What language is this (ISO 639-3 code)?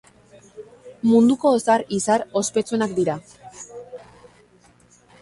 eus